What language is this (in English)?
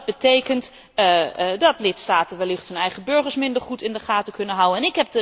Dutch